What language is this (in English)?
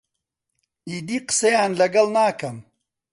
Central Kurdish